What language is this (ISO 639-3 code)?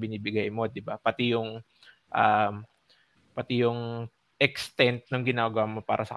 fil